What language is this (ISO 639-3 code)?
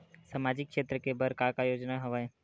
hne